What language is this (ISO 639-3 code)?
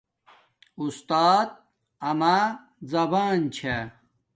dmk